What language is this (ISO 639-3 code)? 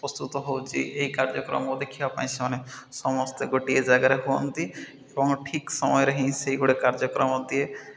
ori